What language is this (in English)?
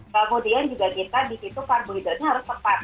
Indonesian